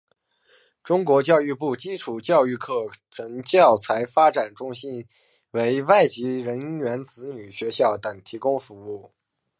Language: Chinese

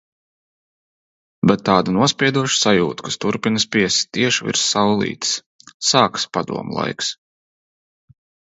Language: Latvian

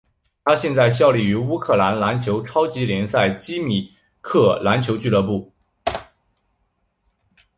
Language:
Chinese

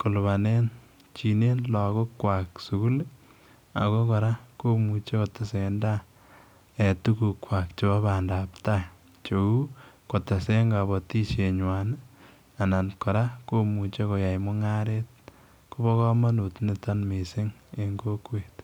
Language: Kalenjin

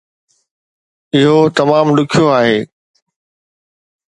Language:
Sindhi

